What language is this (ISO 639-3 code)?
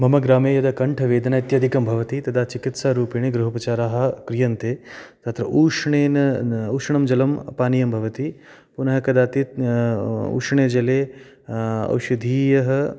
san